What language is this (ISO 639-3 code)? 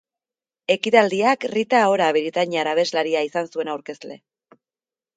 eus